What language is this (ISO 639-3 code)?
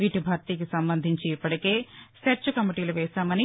tel